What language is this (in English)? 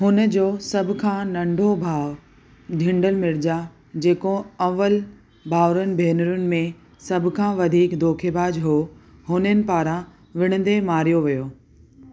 Sindhi